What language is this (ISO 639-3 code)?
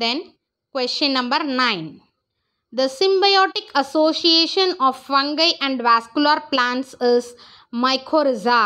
eng